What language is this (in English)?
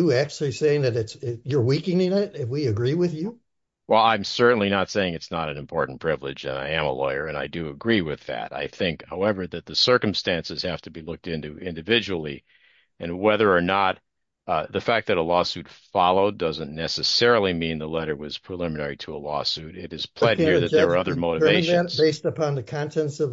English